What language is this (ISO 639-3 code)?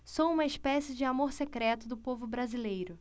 por